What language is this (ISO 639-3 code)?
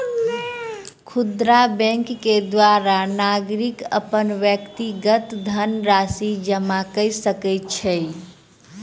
mai